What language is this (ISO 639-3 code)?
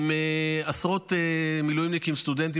heb